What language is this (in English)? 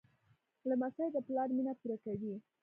Pashto